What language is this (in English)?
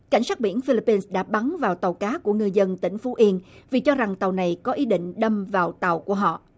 Vietnamese